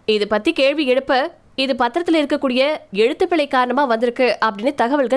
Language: Tamil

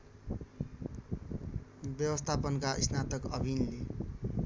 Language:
Nepali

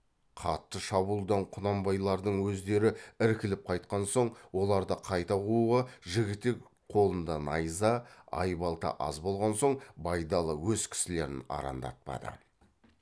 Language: Kazakh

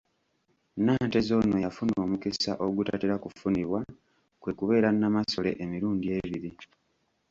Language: Ganda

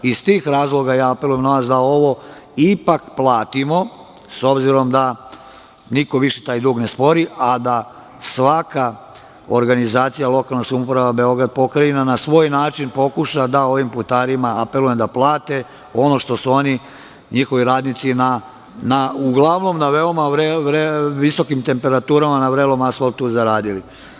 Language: Serbian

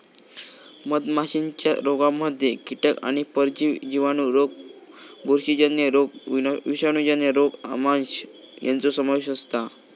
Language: Marathi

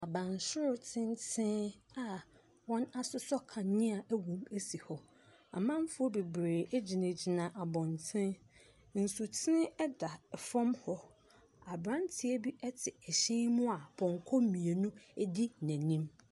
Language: Akan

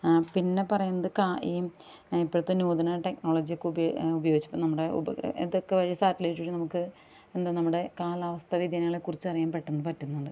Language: Malayalam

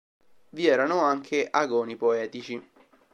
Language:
Italian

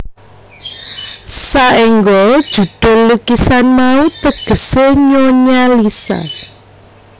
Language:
Javanese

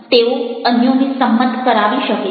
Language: Gujarati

